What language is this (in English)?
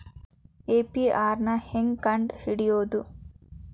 Kannada